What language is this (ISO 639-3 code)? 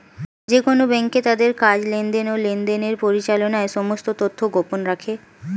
ben